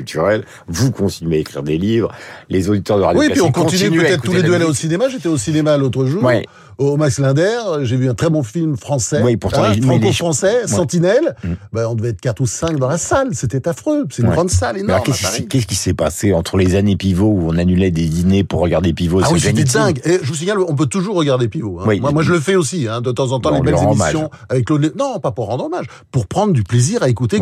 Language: French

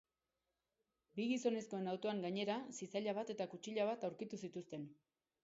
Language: Basque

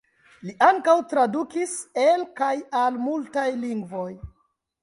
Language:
Esperanto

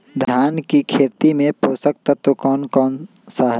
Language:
Magahi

